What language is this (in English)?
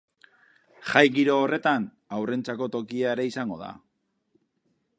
Basque